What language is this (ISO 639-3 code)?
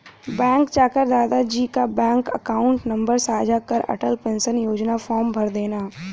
hin